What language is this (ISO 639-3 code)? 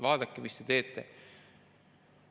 est